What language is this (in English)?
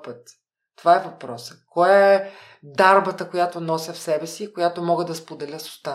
Bulgarian